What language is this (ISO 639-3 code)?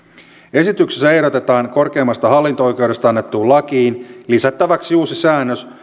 fin